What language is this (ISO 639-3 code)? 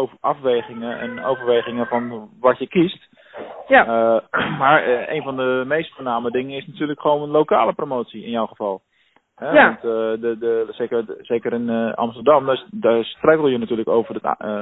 nld